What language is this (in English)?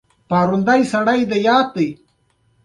Pashto